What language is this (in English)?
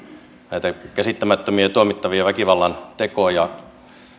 Finnish